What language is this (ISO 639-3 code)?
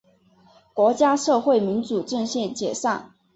zho